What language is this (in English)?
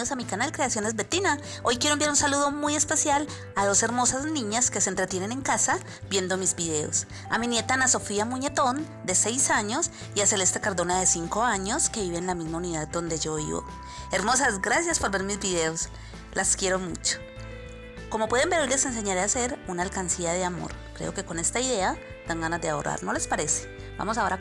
Spanish